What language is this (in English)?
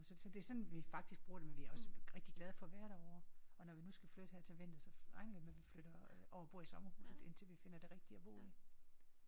Danish